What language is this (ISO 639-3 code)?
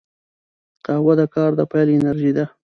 pus